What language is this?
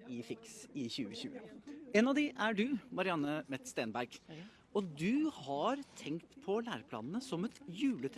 Norwegian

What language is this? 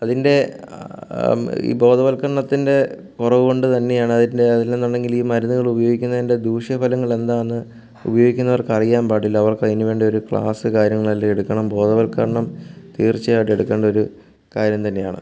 Malayalam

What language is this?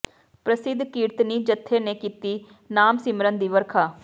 Punjabi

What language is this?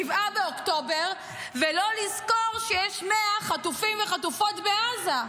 Hebrew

